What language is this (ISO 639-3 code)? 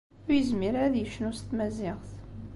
kab